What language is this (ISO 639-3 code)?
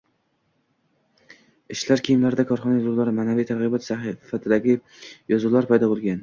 uzb